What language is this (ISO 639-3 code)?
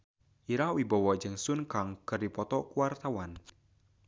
sun